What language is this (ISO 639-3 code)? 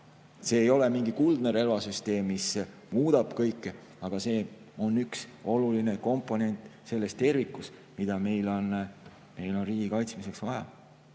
est